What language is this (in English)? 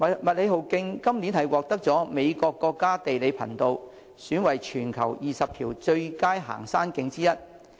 Cantonese